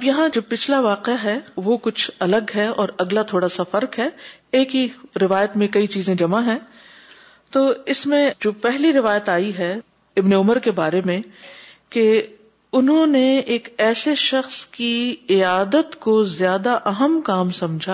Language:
Urdu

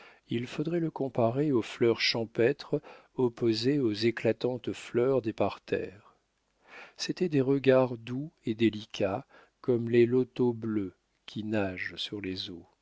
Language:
French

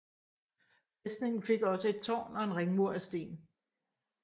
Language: Danish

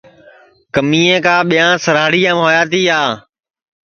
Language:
Sansi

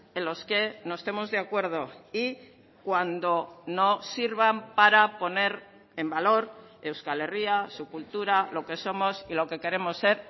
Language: Spanish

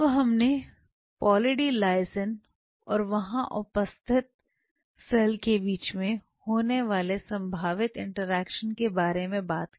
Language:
Hindi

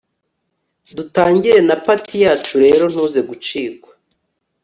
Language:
Kinyarwanda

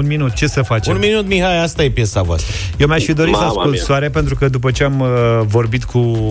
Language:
Romanian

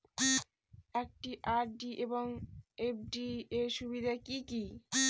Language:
Bangla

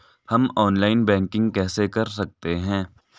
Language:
Hindi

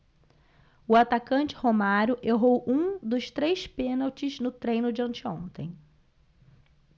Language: Portuguese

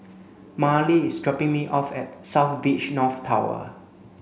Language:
English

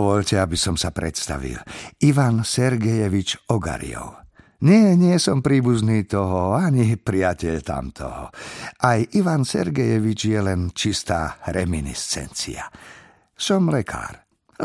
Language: Slovak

